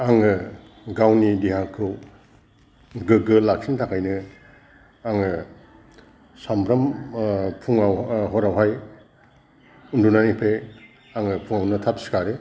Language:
Bodo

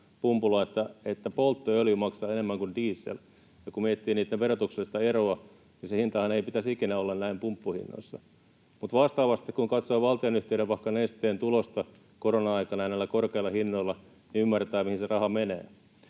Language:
Finnish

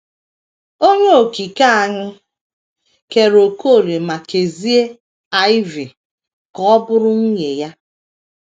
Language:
Igbo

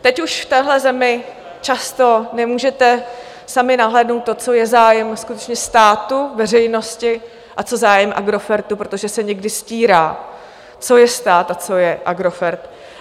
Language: Czech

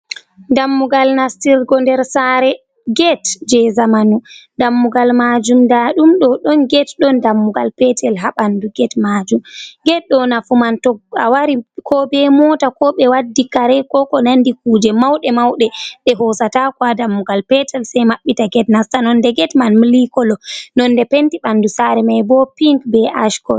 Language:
Fula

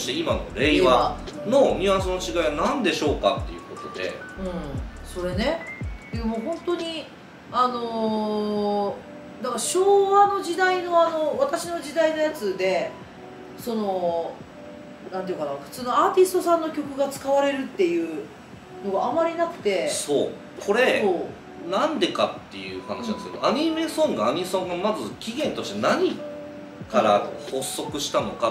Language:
Japanese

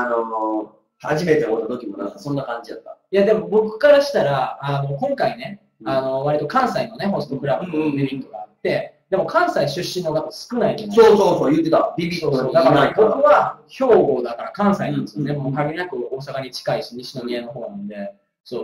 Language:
Japanese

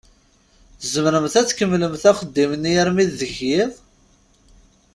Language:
Kabyle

